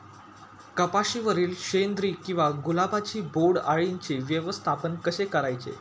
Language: Marathi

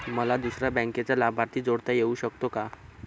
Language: Marathi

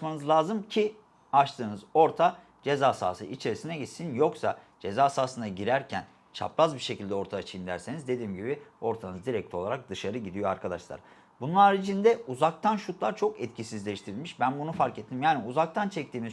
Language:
Turkish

